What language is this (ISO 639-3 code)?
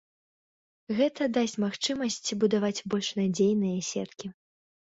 bel